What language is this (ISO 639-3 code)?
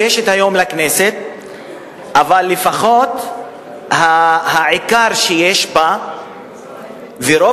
heb